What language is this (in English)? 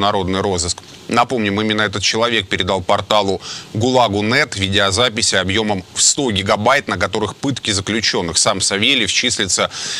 Russian